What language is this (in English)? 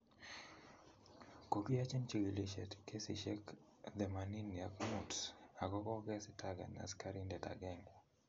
Kalenjin